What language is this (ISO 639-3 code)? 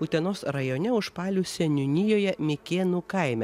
lit